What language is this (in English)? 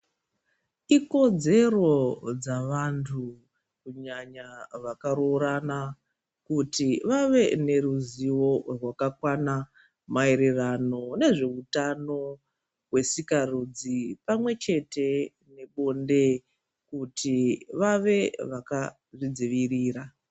Ndau